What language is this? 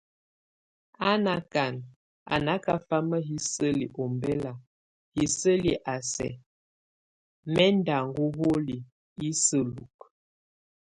Tunen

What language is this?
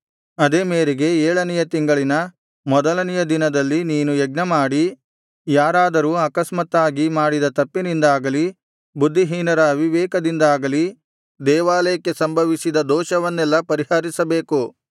Kannada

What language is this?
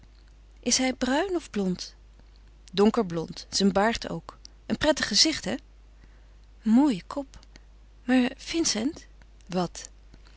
Dutch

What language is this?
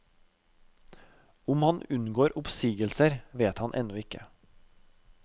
Norwegian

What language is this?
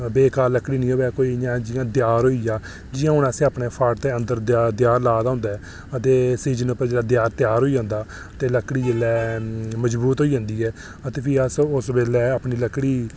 Dogri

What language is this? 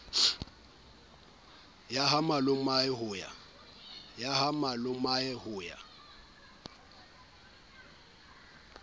Southern Sotho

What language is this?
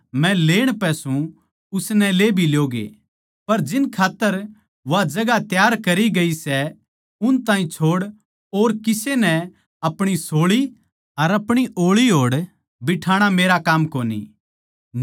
Haryanvi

